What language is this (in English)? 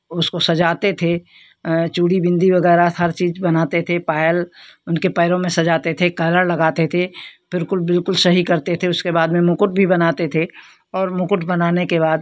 Hindi